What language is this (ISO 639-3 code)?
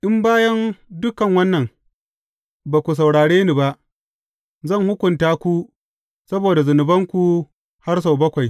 hau